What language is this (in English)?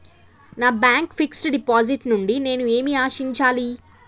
Telugu